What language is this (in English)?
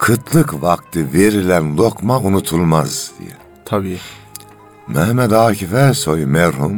Turkish